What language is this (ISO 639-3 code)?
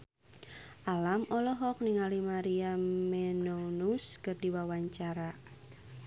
sun